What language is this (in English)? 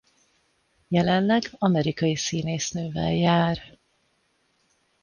Hungarian